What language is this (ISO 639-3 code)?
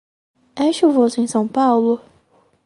por